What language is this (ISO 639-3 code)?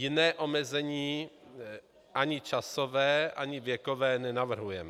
ces